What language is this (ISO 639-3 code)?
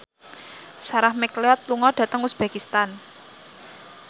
jav